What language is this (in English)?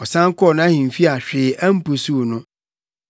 Akan